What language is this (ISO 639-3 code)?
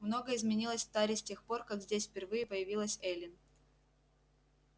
rus